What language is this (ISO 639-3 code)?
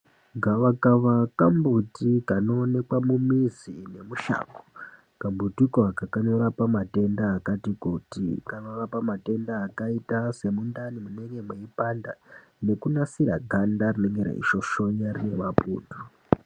ndc